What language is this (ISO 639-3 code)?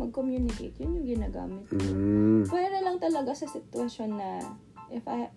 fil